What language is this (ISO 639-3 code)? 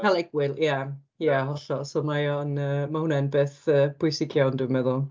cym